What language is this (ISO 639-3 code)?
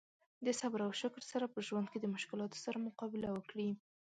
pus